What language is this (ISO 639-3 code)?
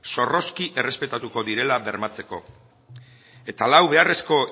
eus